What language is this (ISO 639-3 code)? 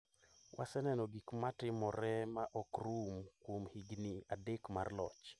luo